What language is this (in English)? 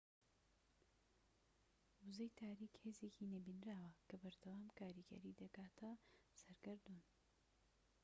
Central Kurdish